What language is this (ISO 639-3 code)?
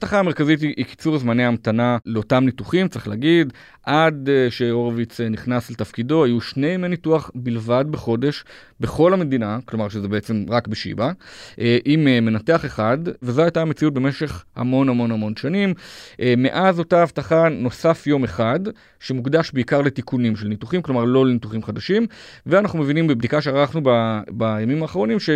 heb